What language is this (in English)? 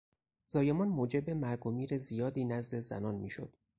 Persian